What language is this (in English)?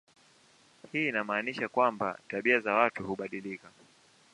Swahili